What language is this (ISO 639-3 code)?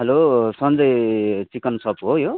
nep